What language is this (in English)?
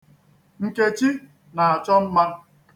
Igbo